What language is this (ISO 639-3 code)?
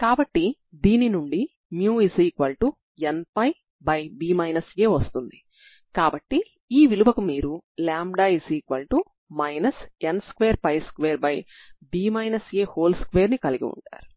tel